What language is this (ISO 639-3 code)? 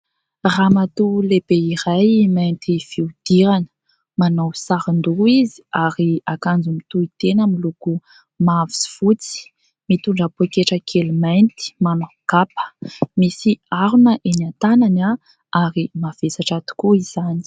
mlg